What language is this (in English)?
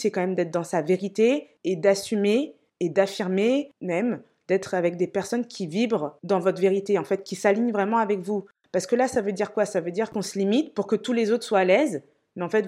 French